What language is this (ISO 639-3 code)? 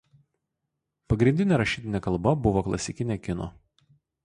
lit